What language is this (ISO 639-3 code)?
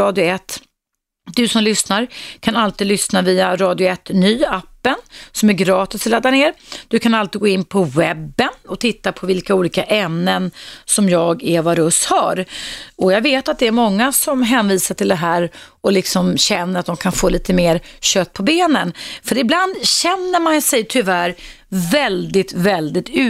swe